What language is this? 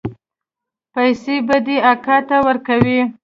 Pashto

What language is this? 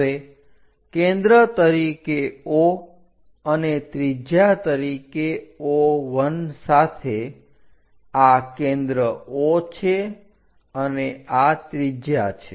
Gujarati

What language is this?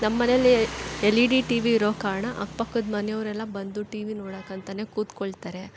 Kannada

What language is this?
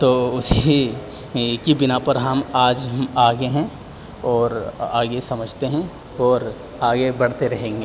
Urdu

